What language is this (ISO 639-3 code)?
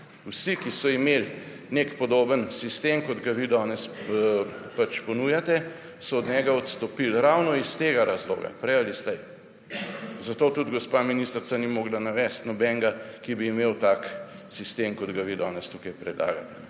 slv